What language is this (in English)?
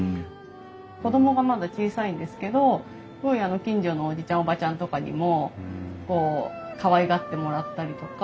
Japanese